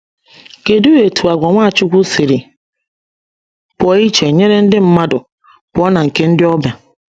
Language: Igbo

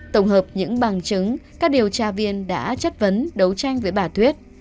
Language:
Vietnamese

